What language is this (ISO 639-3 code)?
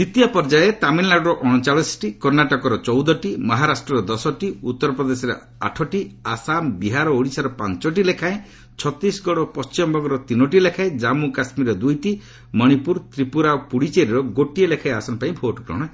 ori